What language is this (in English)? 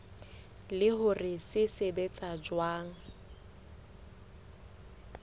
Southern Sotho